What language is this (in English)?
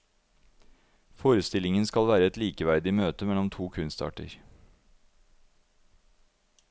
Norwegian